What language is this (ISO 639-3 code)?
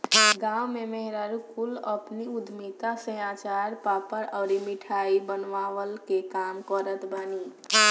bho